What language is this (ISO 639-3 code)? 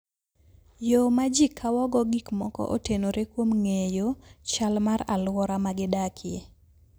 luo